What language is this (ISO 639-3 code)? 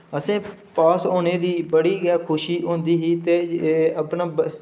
doi